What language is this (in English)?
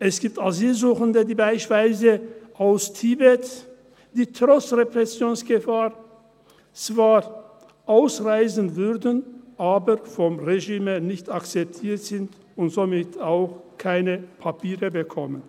Swiss German